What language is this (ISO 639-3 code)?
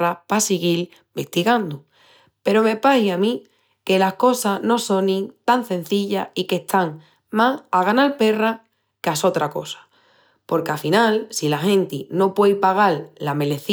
ext